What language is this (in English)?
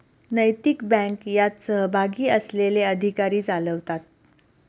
Marathi